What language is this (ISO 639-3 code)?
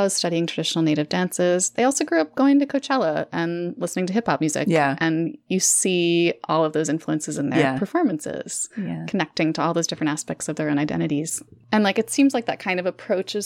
eng